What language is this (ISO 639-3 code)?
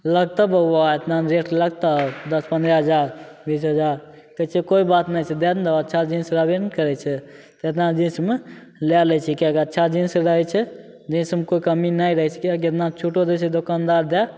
mai